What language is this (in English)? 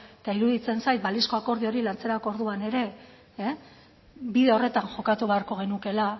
Basque